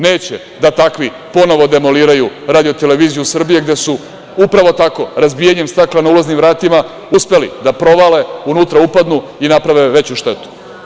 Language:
Serbian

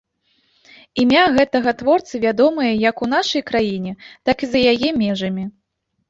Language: Belarusian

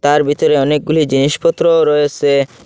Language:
Bangla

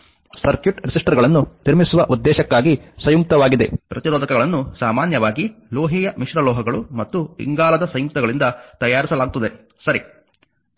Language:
Kannada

